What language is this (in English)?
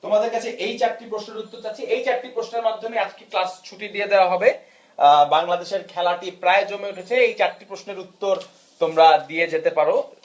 Bangla